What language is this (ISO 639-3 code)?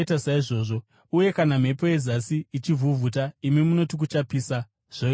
sna